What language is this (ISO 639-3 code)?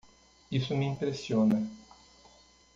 por